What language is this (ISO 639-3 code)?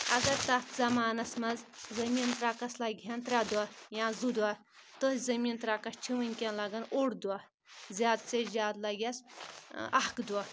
kas